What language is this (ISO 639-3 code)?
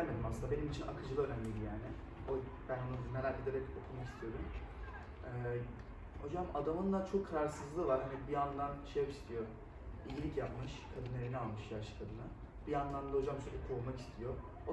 tur